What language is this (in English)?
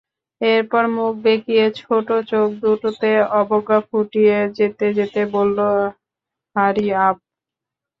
Bangla